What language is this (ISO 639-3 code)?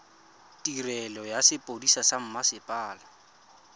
tsn